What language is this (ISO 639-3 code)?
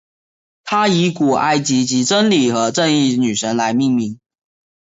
zho